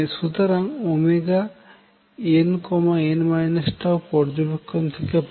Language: Bangla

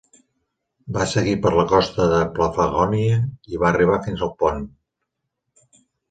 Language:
Catalan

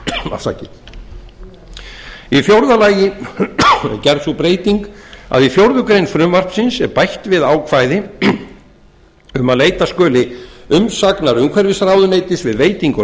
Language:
Icelandic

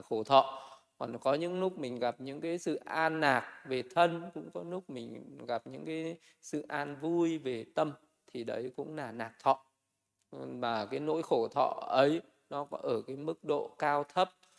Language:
Vietnamese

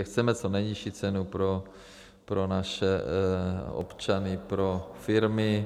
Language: Czech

